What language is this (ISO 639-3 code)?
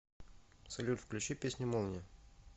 rus